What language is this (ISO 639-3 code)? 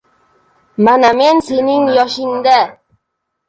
uzb